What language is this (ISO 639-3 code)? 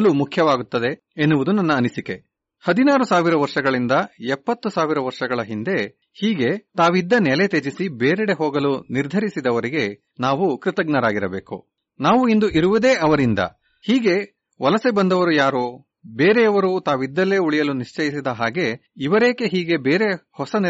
kan